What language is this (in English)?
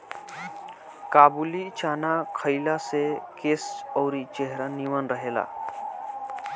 Bhojpuri